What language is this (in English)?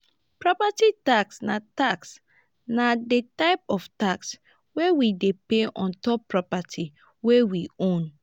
Nigerian Pidgin